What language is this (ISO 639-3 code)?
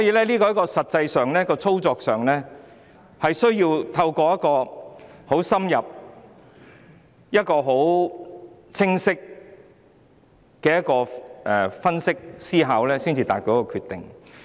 yue